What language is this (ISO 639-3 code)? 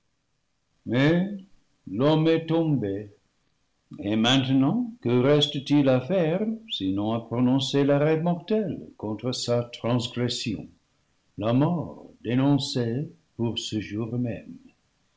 fra